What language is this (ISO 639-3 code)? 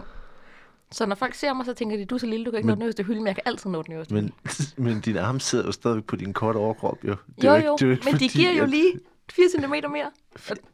dan